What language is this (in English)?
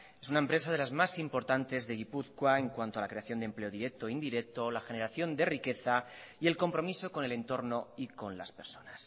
Spanish